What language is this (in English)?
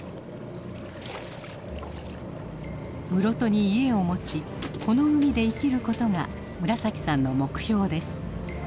Japanese